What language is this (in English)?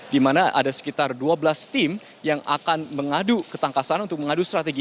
Indonesian